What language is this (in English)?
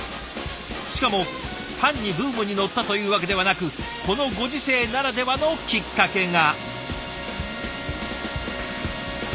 Japanese